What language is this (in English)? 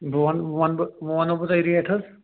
Kashmiri